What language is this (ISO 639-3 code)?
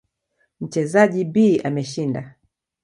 swa